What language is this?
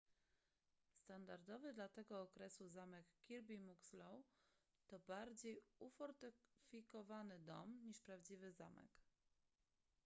Polish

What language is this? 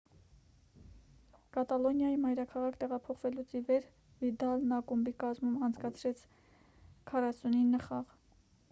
Armenian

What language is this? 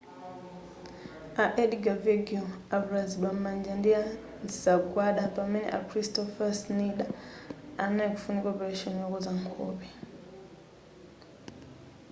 Nyanja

